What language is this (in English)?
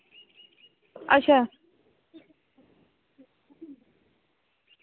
Dogri